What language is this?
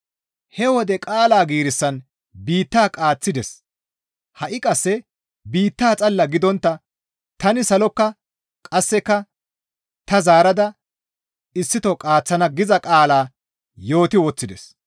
Gamo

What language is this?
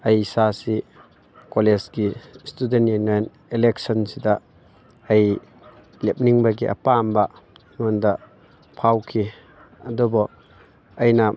Manipuri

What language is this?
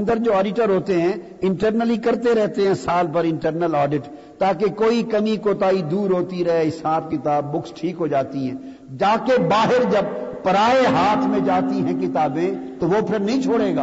Urdu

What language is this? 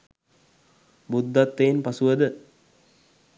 Sinhala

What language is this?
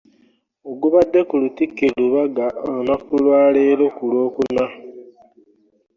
Ganda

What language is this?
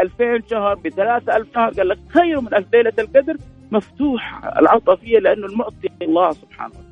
Arabic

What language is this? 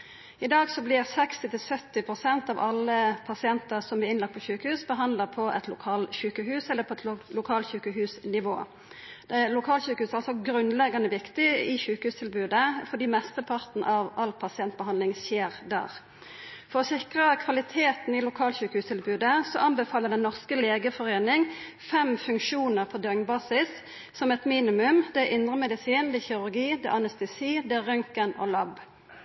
Norwegian Nynorsk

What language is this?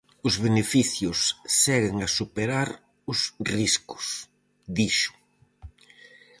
Galician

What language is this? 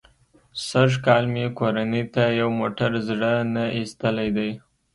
Pashto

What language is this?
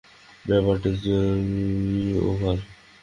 Bangla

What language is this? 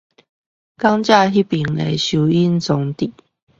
Chinese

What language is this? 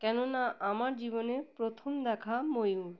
Bangla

